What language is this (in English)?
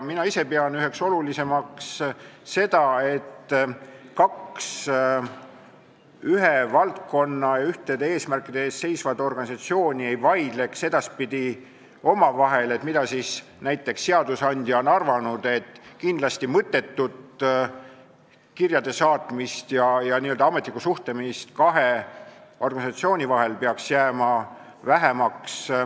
Estonian